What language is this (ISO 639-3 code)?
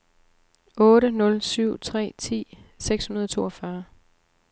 dan